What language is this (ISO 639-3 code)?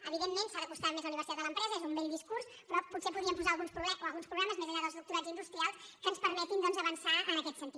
cat